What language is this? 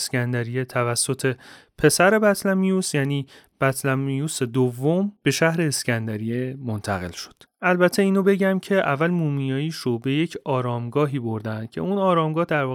Persian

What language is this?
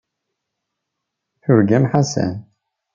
Kabyle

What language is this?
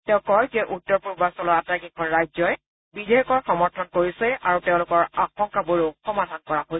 Assamese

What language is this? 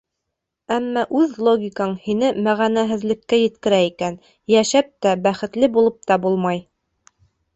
Bashkir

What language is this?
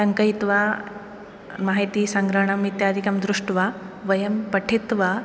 Sanskrit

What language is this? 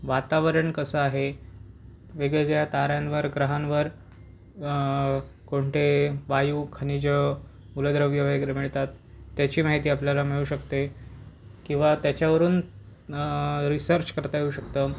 Marathi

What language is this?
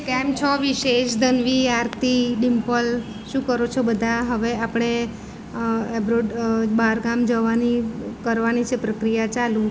Gujarati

